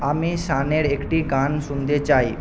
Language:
Bangla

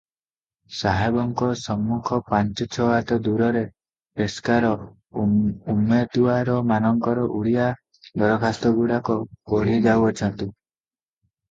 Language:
Odia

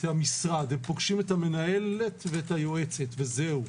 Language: Hebrew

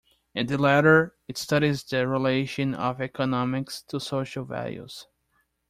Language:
English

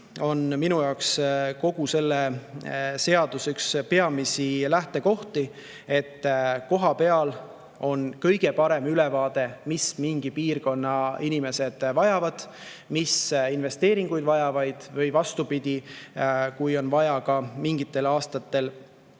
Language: Estonian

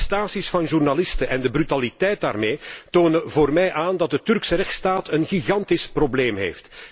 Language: Dutch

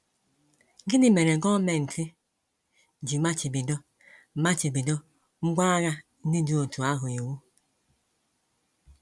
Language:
Igbo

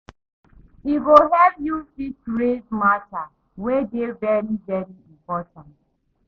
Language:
Nigerian Pidgin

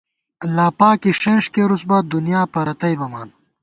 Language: Gawar-Bati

